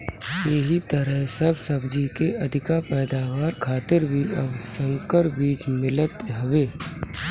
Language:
Bhojpuri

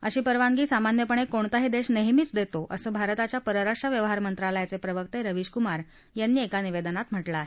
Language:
Marathi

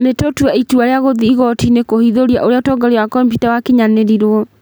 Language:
Kikuyu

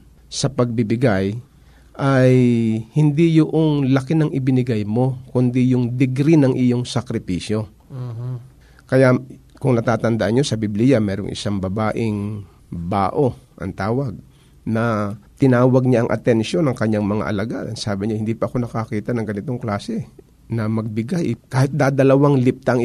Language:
Filipino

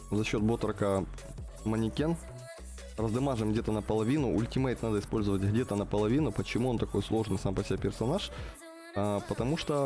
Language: Russian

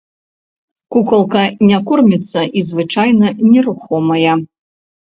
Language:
Belarusian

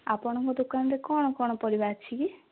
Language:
Odia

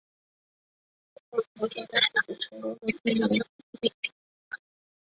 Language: Chinese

